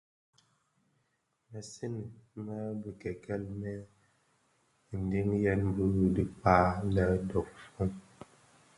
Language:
Bafia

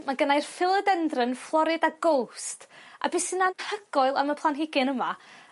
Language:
Welsh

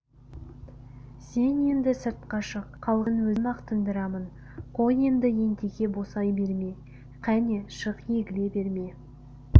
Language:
Kazakh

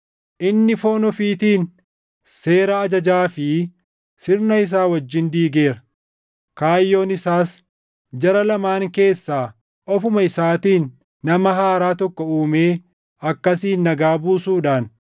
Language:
Oromo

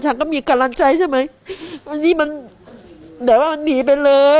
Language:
Thai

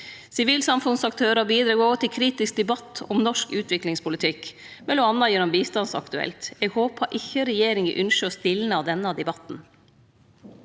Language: Norwegian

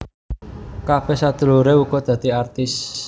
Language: Javanese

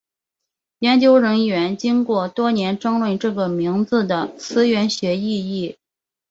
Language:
Chinese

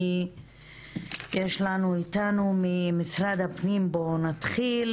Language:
Hebrew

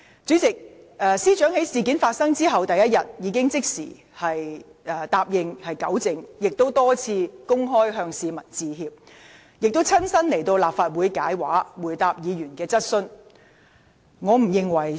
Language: Cantonese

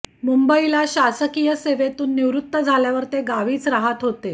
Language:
Marathi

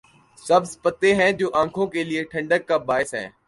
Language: Urdu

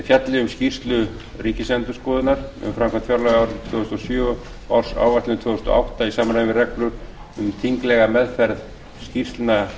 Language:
Icelandic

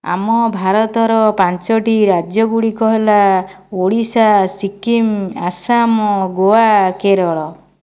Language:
Odia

